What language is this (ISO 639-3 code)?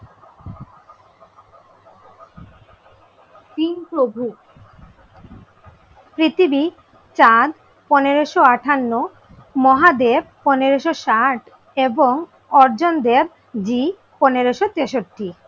ben